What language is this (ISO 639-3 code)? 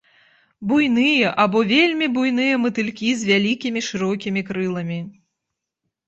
bel